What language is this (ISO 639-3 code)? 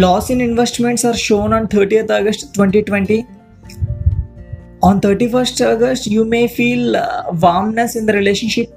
eng